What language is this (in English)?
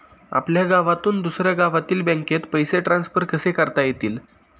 Marathi